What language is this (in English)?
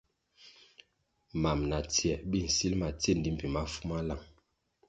Kwasio